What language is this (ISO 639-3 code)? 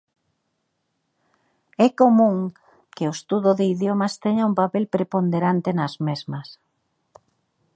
glg